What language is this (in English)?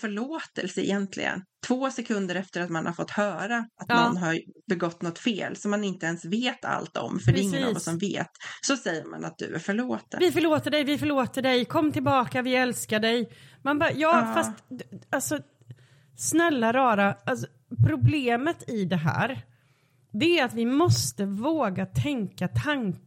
Swedish